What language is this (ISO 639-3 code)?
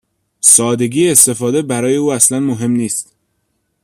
fas